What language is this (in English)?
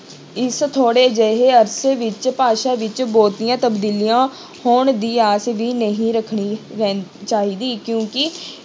Punjabi